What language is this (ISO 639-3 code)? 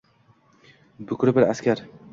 uzb